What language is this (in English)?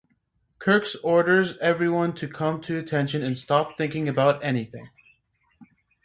English